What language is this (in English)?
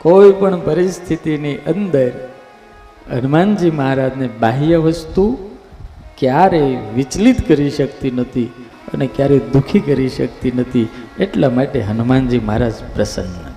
Gujarati